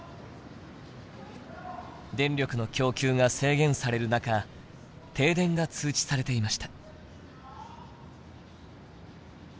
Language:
Japanese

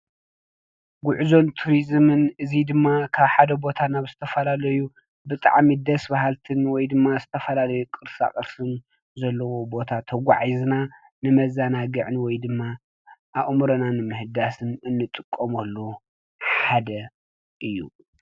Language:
Tigrinya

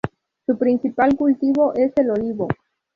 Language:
Spanish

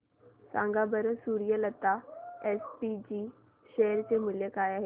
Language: Marathi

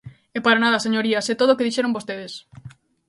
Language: Galician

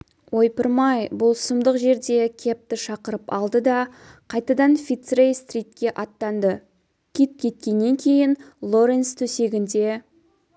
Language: Kazakh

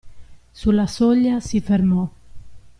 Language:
Italian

